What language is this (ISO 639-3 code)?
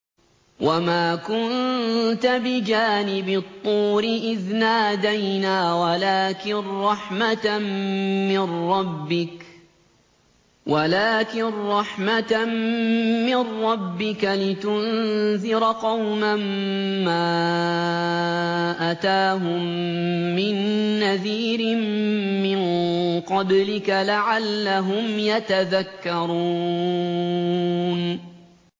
ara